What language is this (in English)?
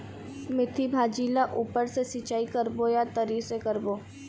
Chhattisgarhi